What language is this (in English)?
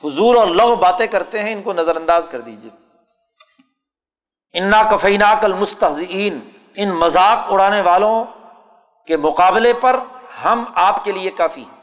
Urdu